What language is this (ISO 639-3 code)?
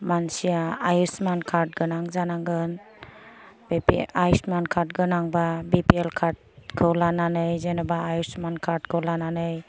brx